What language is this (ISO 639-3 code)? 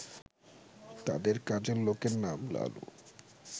ben